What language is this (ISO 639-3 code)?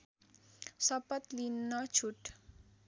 nep